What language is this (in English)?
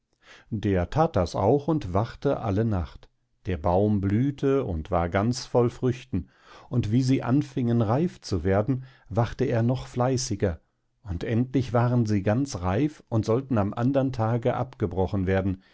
German